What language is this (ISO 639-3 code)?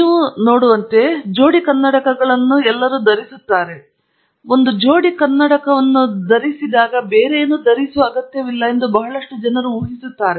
kan